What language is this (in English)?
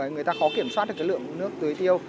Vietnamese